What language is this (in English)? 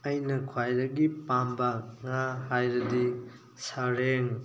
Manipuri